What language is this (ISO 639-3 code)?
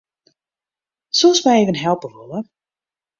fry